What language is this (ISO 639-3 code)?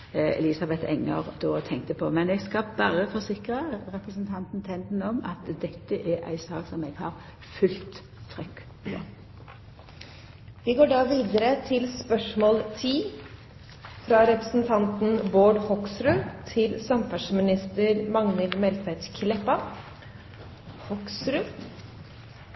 nno